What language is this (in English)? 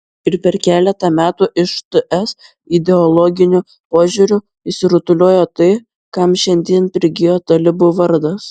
Lithuanian